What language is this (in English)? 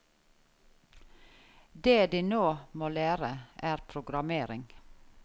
Norwegian